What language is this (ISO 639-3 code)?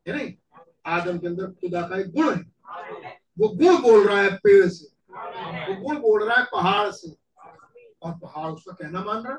hin